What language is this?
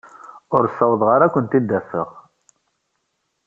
Kabyle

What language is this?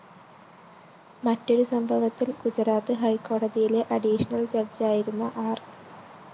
Malayalam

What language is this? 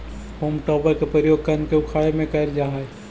Magahi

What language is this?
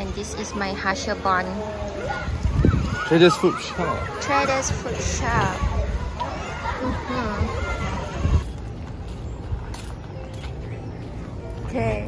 Malay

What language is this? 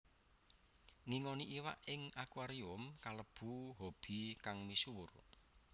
Javanese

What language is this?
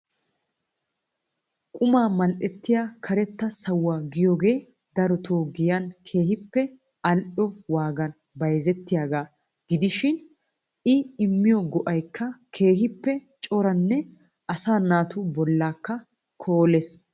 Wolaytta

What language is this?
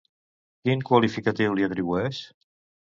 Catalan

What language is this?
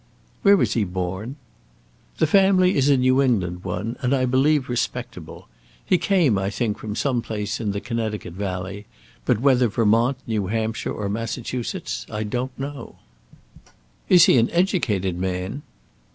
English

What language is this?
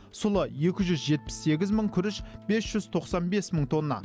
Kazakh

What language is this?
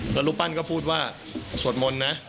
Thai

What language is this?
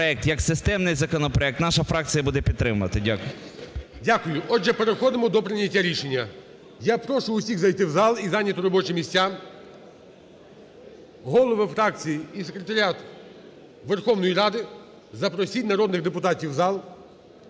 Ukrainian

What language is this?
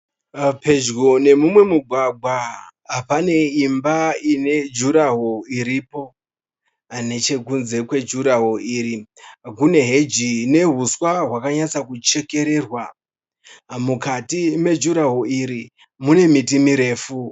Shona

